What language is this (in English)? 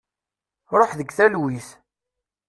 Kabyle